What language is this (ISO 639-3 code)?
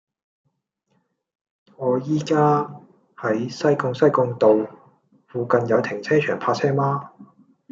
yue